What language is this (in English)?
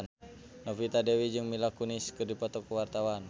Sundanese